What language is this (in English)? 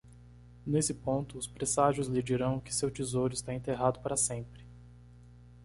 Portuguese